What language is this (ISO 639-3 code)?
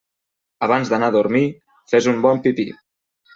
cat